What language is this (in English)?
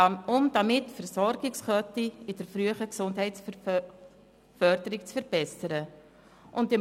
Swiss German